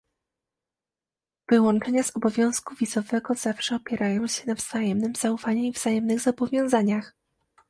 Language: Polish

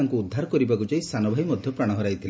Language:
Odia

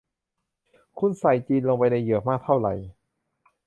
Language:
Thai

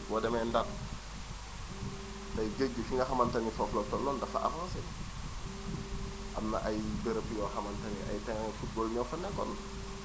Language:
Wolof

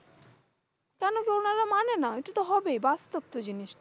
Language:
Bangla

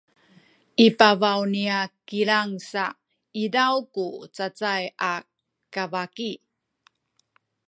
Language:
Sakizaya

